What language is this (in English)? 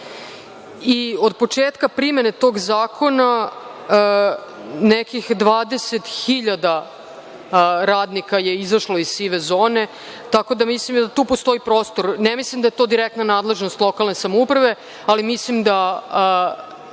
Serbian